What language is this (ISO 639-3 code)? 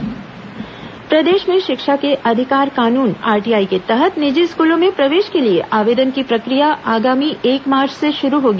hin